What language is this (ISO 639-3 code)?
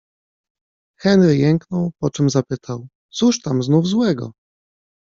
pol